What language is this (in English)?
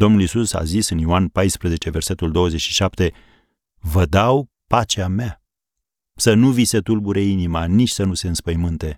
Romanian